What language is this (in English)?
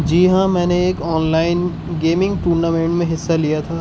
Urdu